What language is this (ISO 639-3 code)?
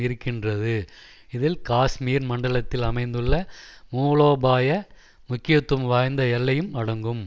tam